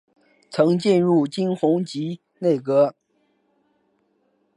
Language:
Chinese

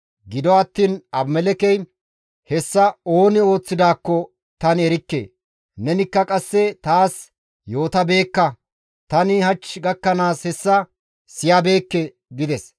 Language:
Gamo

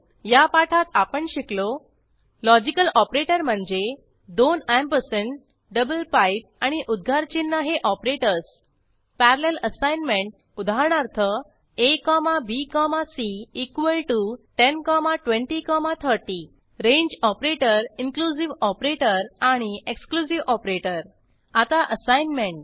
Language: Marathi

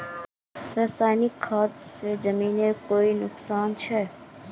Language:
Magahi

